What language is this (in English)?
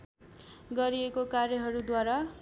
Nepali